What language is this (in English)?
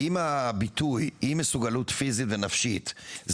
Hebrew